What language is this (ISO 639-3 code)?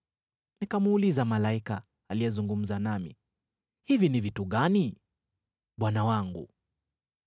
swa